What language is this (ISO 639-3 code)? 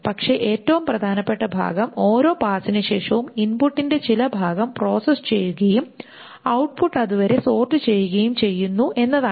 mal